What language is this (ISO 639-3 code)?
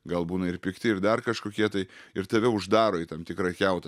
lit